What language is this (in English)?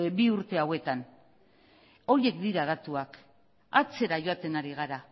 Basque